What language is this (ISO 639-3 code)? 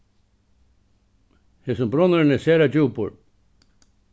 fao